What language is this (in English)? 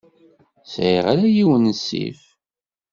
Kabyle